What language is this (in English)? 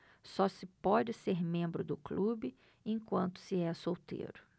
Portuguese